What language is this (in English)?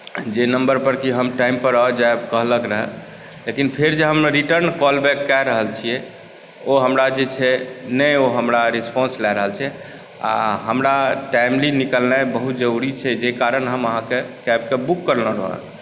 Maithili